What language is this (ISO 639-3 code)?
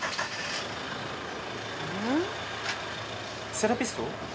jpn